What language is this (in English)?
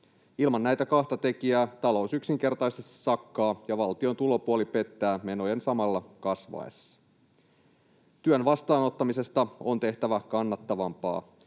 Finnish